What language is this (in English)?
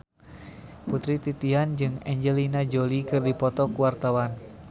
Sundanese